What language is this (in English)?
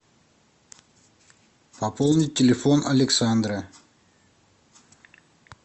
Russian